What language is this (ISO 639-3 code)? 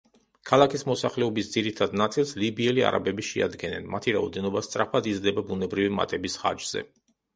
kat